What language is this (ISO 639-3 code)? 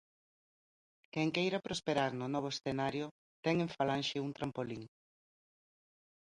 glg